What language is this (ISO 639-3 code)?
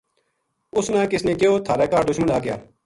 gju